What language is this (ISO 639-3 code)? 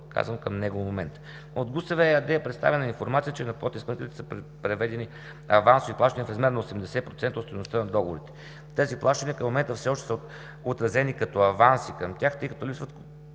bul